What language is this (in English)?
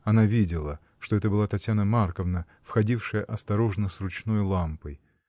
Russian